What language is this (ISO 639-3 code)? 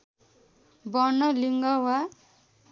nep